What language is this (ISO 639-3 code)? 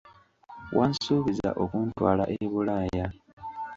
lug